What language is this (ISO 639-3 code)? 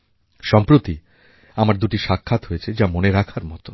ben